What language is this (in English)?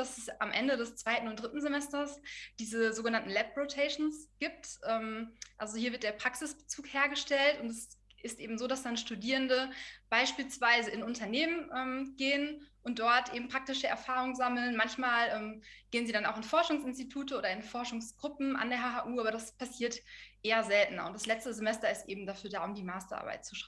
German